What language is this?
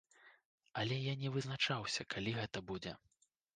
Belarusian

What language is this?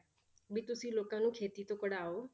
Punjabi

